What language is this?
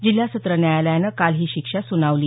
Marathi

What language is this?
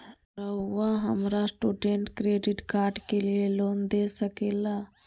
Magahi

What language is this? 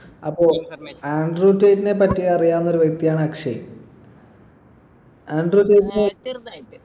Malayalam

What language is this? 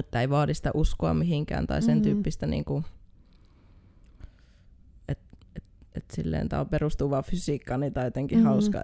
Finnish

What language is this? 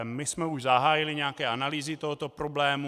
Czech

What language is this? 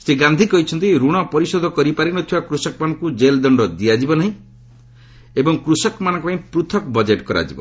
Odia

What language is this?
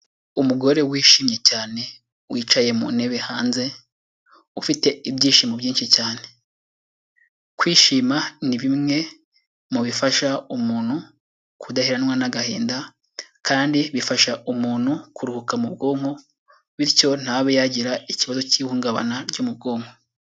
Kinyarwanda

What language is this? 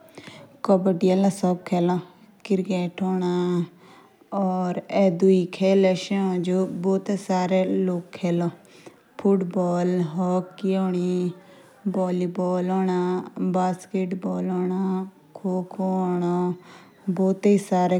Jaunsari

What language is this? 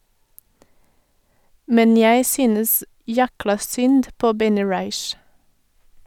Norwegian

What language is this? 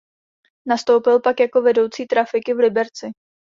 Czech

